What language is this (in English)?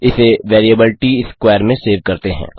Hindi